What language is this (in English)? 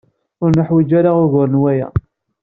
Kabyle